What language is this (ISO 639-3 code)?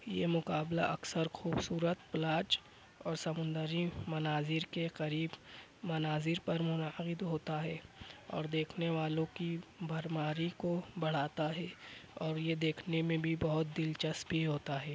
urd